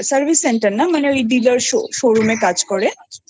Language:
Bangla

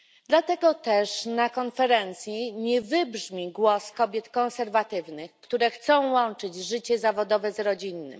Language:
Polish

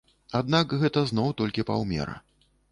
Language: Belarusian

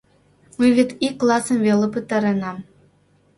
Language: Mari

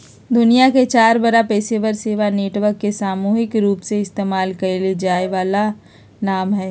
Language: Magahi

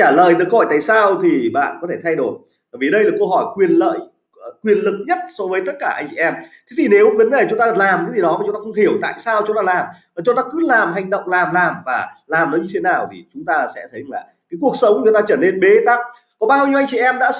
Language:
Vietnamese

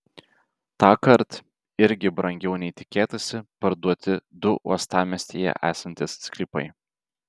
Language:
Lithuanian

